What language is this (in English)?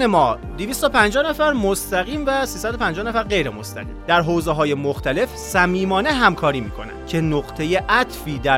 Persian